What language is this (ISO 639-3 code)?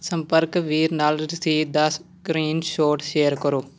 pan